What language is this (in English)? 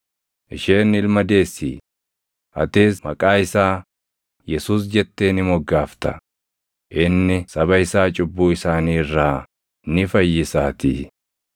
Oromo